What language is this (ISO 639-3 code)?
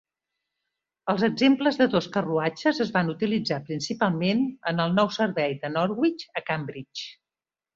cat